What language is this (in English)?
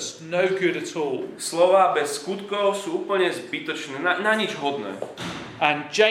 Slovak